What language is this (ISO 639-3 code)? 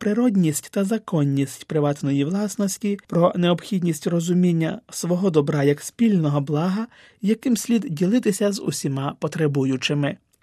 ukr